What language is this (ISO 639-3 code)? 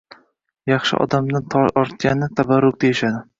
uzb